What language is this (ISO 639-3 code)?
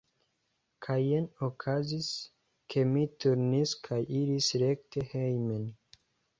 epo